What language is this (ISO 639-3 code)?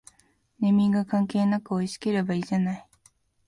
jpn